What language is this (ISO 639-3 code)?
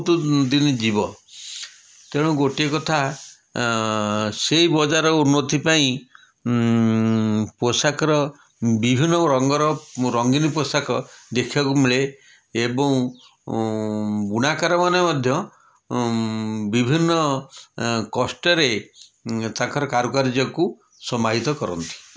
ori